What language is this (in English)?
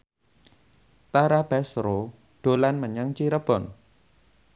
Javanese